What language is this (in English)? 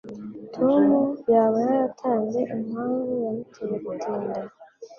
Kinyarwanda